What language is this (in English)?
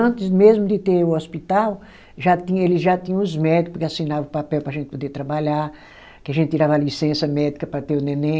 Portuguese